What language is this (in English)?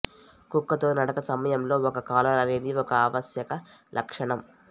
Telugu